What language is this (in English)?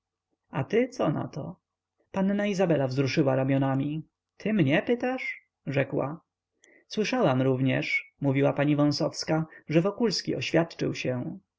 Polish